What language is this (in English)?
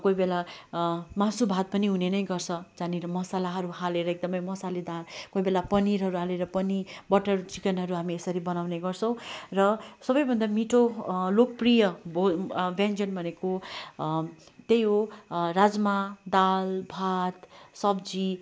Nepali